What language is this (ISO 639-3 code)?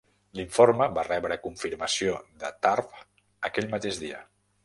cat